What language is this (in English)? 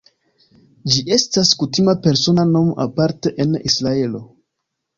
Esperanto